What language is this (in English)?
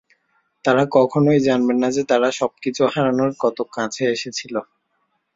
Bangla